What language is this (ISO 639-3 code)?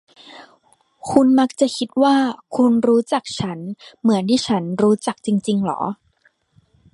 tha